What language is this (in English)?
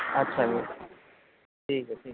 Punjabi